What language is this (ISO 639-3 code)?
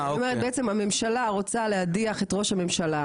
heb